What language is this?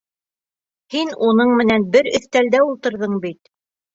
Bashkir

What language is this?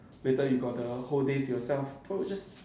English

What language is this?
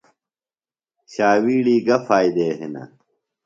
Phalura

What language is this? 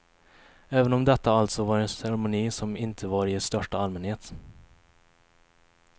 Swedish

